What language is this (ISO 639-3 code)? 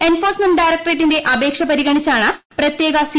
mal